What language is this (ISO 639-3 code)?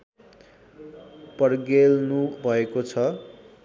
nep